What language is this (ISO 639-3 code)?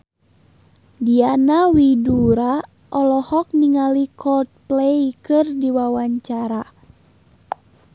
sun